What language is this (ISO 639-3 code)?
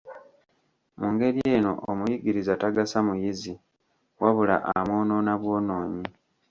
lug